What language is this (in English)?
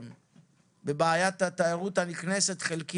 Hebrew